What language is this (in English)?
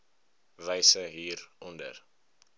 Afrikaans